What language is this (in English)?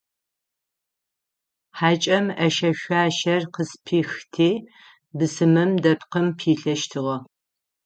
Adyghe